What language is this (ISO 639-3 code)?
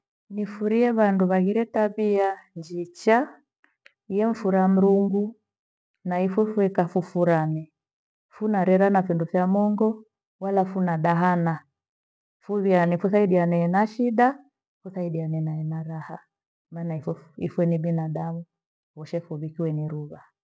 gwe